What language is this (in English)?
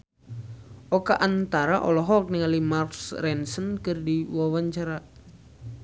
Sundanese